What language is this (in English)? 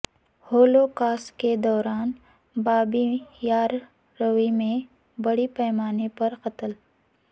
Urdu